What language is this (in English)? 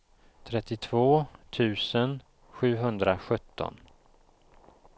Swedish